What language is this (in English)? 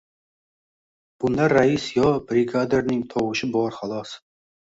Uzbek